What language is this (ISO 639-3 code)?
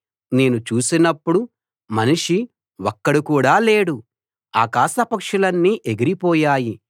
tel